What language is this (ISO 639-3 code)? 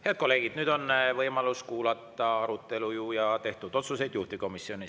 est